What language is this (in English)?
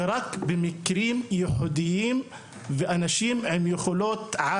Hebrew